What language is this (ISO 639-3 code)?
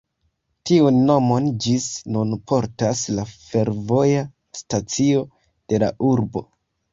epo